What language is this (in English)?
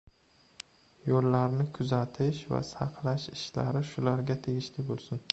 Uzbek